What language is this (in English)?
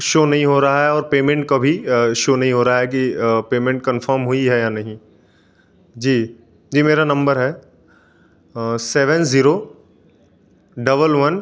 Hindi